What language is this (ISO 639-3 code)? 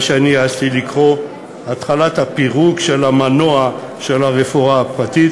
heb